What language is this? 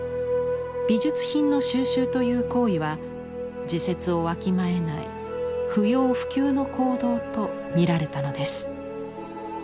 Japanese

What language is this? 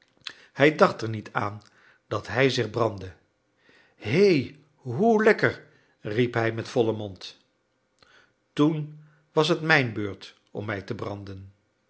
Dutch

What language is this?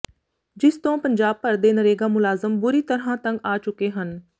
Punjabi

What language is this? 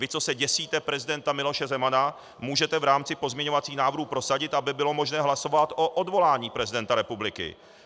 Czech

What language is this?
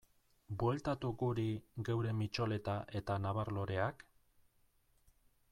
Basque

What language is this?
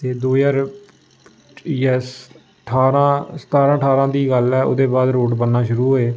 Dogri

